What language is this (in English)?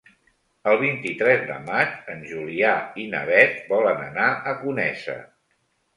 Catalan